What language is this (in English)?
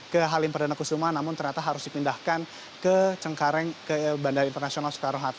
Indonesian